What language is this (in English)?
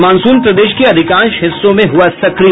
Hindi